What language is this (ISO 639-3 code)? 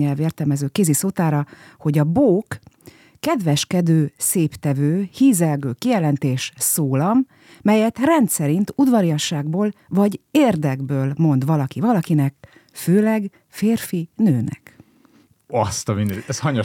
hun